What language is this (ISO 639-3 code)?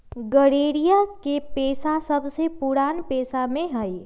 mag